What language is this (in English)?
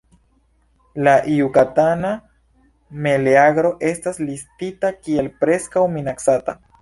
Esperanto